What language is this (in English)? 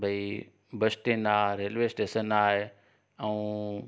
Sindhi